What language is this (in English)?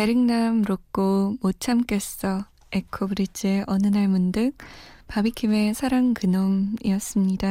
Korean